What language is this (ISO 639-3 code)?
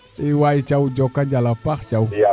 srr